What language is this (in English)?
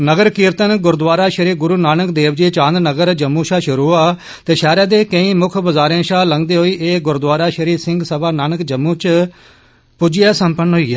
Dogri